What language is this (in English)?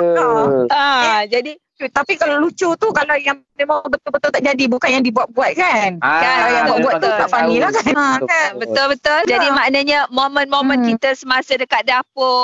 Malay